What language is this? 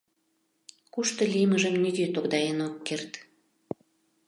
Mari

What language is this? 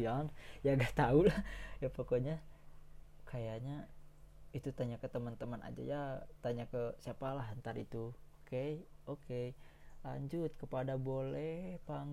Indonesian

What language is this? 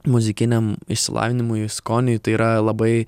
Lithuanian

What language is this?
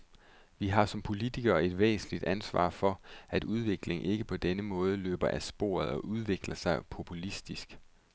Danish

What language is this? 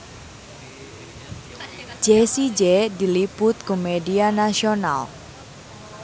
Sundanese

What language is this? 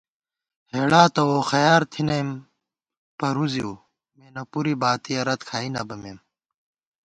Gawar-Bati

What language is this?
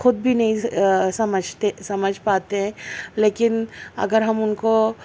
Urdu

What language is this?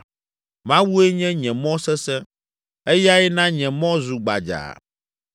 Ewe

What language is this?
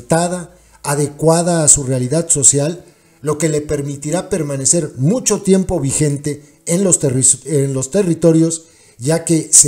Spanish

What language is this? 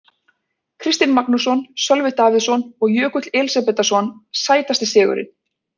Icelandic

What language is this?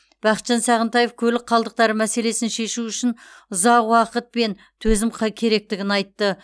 Kazakh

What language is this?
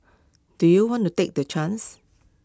English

